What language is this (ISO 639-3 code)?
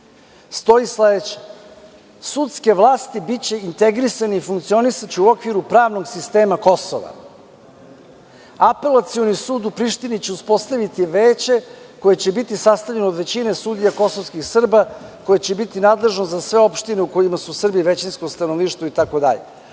srp